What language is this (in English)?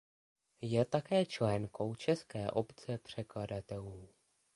Czech